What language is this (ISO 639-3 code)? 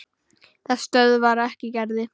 isl